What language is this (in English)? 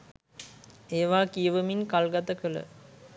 Sinhala